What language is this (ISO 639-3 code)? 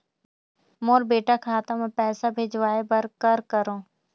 hne